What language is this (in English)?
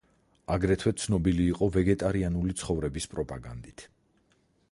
Georgian